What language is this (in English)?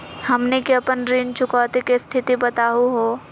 Magahi